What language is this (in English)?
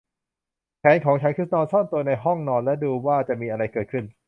Thai